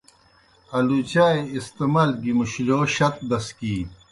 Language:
Kohistani Shina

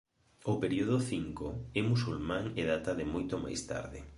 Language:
Galician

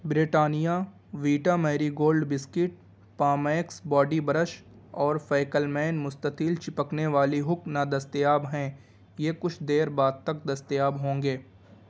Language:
Urdu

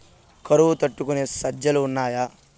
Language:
Telugu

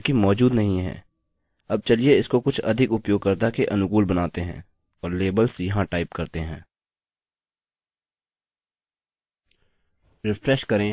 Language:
Hindi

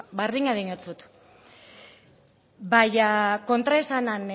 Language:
Basque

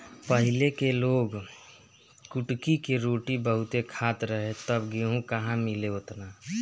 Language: Bhojpuri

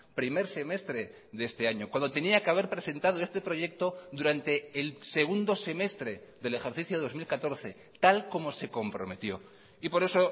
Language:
Spanish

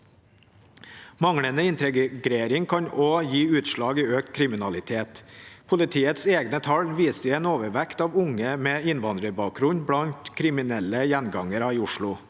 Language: Norwegian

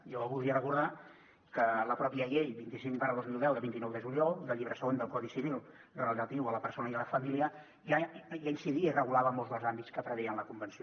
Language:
Catalan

